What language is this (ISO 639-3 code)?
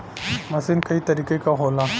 bho